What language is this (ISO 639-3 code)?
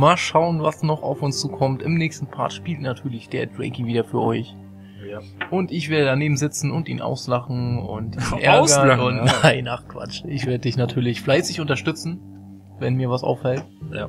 deu